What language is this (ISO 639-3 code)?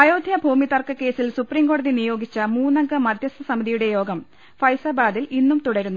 mal